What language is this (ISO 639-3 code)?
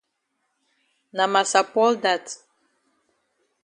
wes